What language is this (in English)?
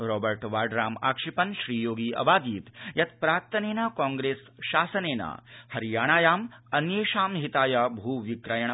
Sanskrit